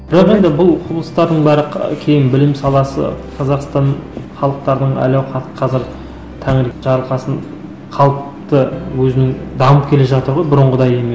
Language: Kazakh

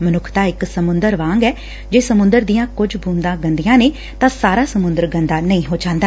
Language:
Punjabi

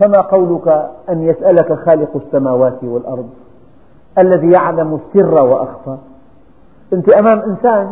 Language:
Arabic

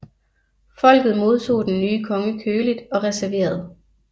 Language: Danish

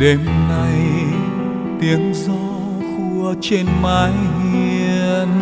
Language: Vietnamese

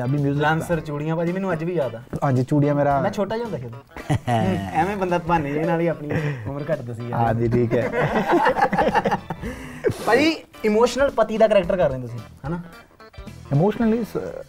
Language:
Punjabi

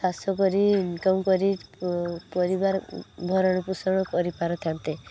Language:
Odia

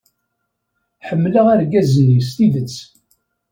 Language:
Kabyle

